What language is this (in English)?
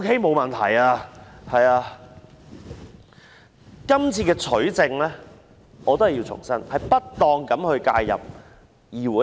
Cantonese